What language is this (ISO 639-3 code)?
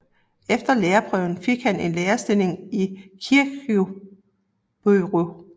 dan